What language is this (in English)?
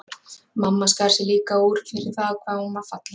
Icelandic